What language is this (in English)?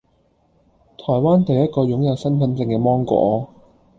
Cantonese